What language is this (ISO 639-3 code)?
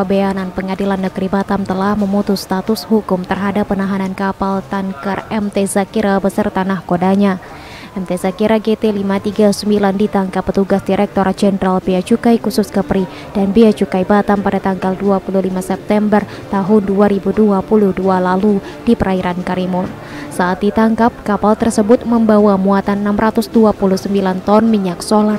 ind